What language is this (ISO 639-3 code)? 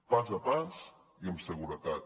cat